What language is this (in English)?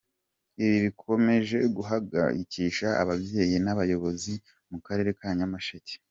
Kinyarwanda